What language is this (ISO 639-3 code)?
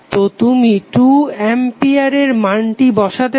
ben